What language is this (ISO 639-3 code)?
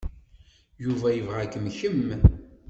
kab